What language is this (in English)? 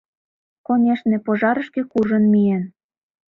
Mari